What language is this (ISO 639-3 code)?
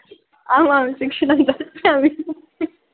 san